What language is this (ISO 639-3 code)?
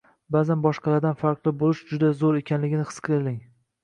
uzb